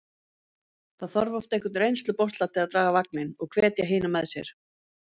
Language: Icelandic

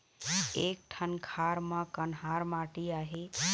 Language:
Chhattisgarhi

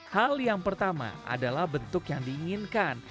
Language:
Indonesian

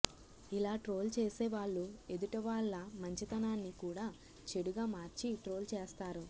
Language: Telugu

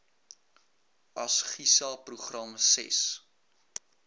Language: Afrikaans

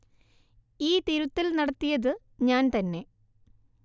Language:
Malayalam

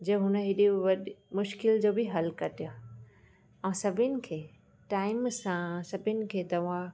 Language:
Sindhi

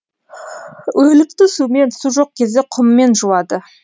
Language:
Kazakh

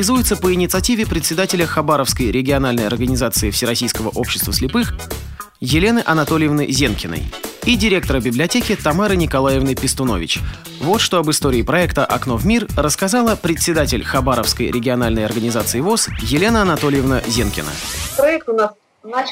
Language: Russian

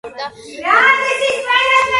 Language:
Georgian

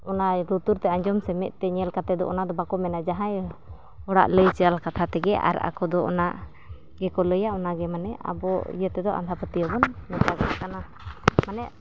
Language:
Santali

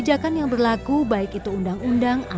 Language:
Indonesian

